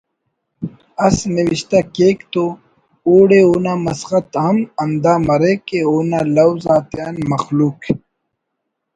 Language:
Brahui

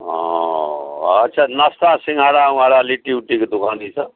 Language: Maithili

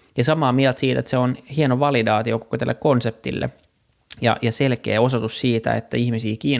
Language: Finnish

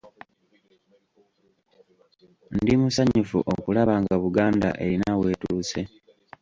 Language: Ganda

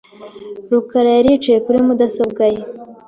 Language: Kinyarwanda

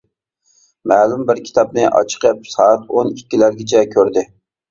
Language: Uyghur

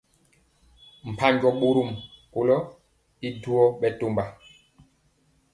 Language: Mpiemo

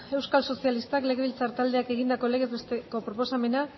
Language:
Basque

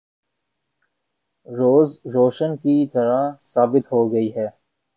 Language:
Urdu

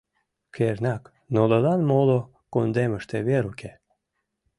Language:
Mari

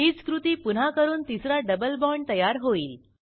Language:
Marathi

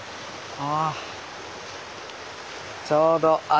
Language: Japanese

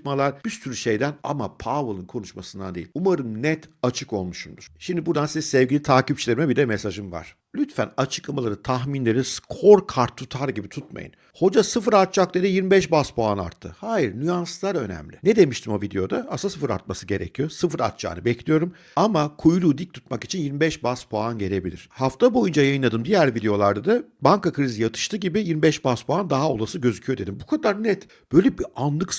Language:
Turkish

